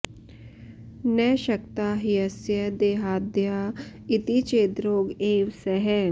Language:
Sanskrit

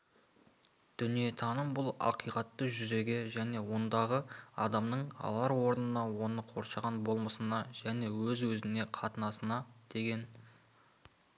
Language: Kazakh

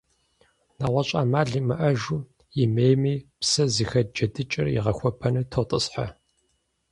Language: Kabardian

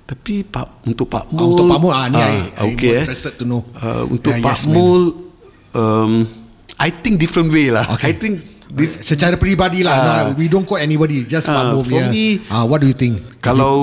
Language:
Malay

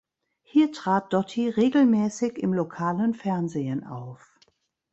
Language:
German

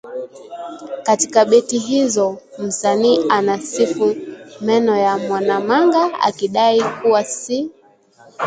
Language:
Swahili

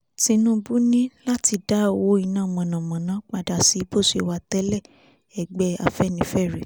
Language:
Yoruba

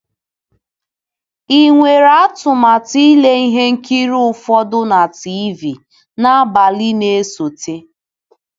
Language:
Igbo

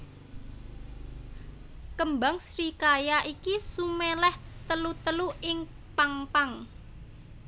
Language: Javanese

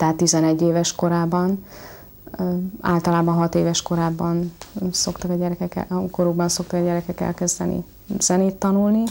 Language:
Hungarian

